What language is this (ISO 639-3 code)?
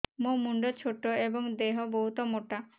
ori